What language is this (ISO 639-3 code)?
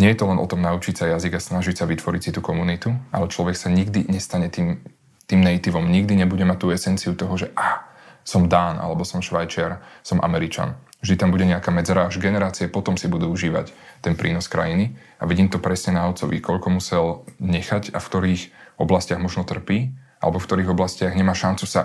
slk